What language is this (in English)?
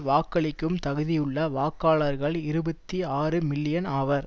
Tamil